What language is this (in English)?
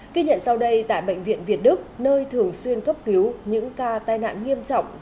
Vietnamese